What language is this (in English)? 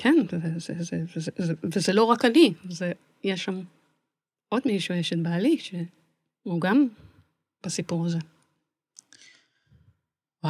Hebrew